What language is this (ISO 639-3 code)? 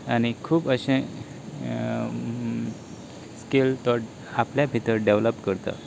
kok